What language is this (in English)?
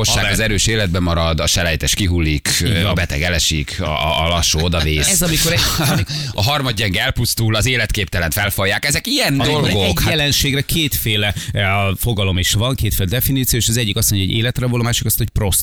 Hungarian